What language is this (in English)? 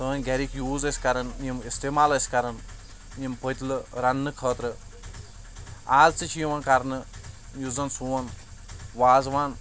Kashmiri